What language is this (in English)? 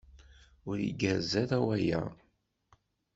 Kabyle